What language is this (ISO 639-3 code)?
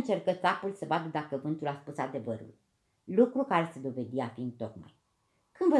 ron